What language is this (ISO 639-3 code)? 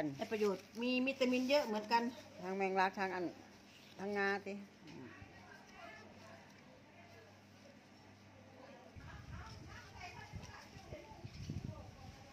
tha